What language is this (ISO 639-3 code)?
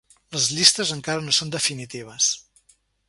cat